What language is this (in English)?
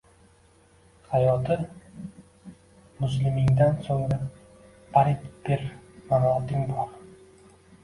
Uzbek